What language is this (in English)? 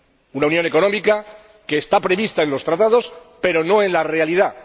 Spanish